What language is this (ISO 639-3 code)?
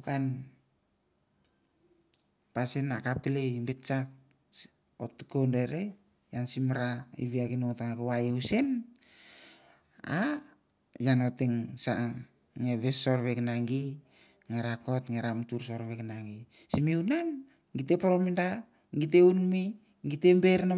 tbf